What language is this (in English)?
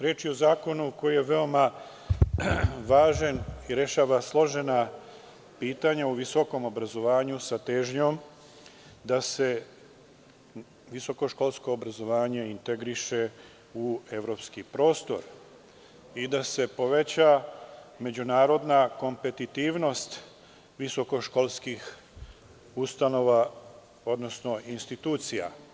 Serbian